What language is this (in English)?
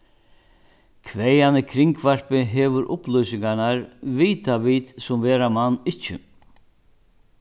Faroese